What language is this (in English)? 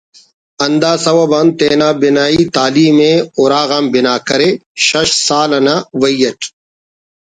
Brahui